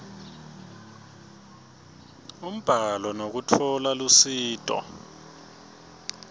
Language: Swati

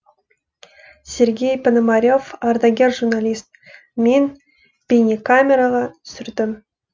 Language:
Kazakh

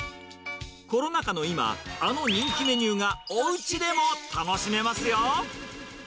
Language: Japanese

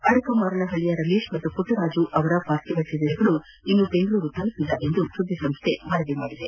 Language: Kannada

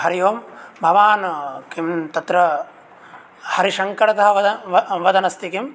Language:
Sanskrit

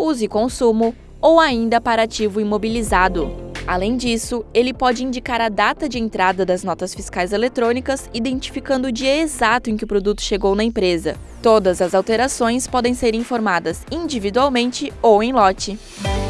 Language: Portuguese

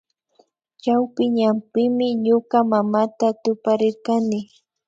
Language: Imbabura Highland Quichua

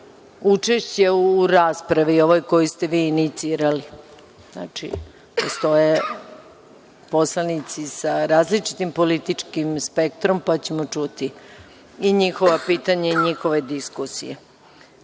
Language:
Serbian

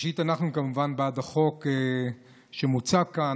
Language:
Hebrew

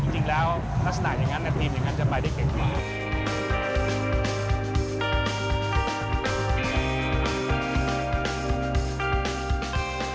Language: Thai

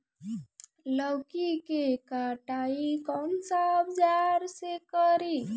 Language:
Bhojpuri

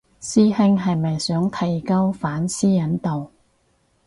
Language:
Cantonese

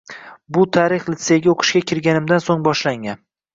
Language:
Uzbek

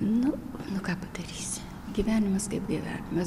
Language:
Lithuanian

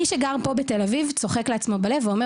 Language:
Hebrew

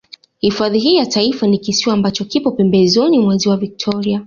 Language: Swahili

